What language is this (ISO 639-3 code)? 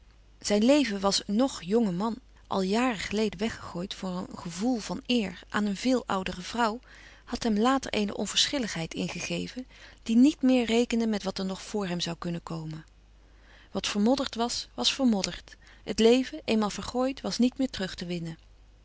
nld